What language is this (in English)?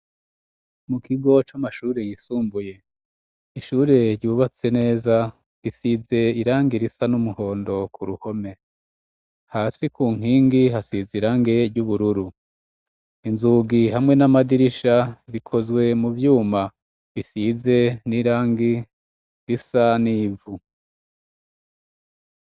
Rundi